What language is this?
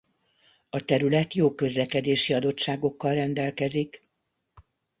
Hungarian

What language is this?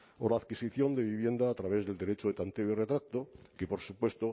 Spanish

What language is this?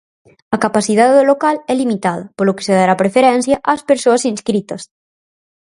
Galician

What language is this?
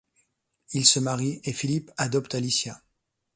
French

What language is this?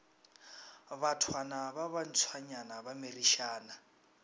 Northern Sotho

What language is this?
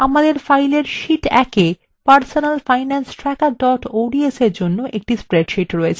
Bangla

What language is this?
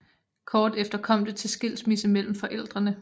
Danish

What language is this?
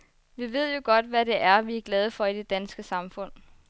Danish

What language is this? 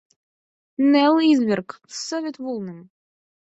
Mari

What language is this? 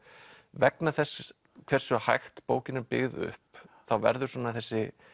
Icelandic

